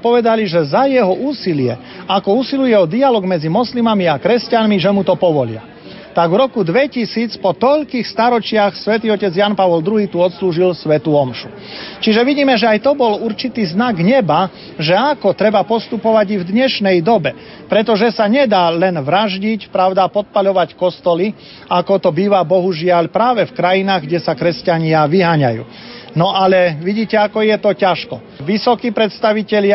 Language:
Slovak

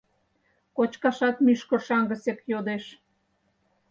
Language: Mari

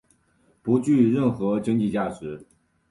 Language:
Chinese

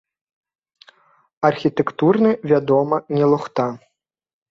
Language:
Belarusian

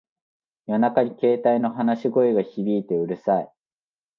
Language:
Japanese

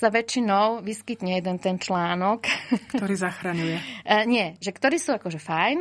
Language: Slovak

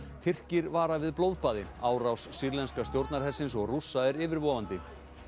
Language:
Icelandic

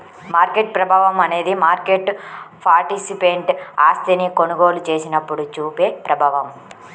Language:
Telugu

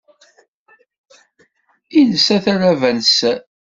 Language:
Kabyle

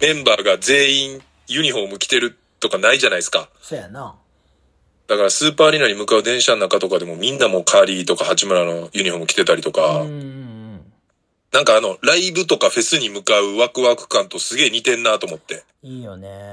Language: Japanese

